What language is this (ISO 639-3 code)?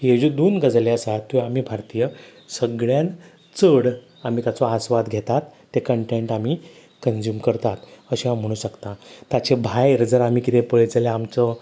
kok